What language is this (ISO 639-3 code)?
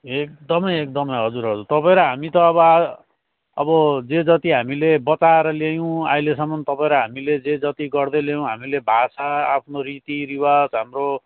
nep